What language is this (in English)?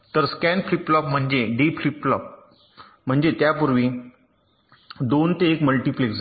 Marathi